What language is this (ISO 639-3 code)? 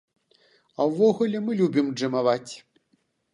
bel